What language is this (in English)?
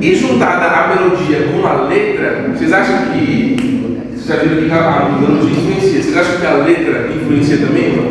Portuguese